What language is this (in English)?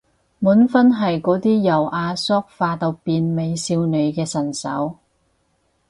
Cantonese